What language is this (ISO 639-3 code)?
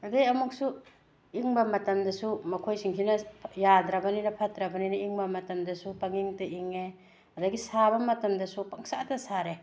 mni